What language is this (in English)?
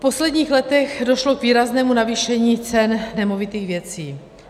Czech